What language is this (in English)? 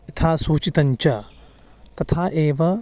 Sanskrit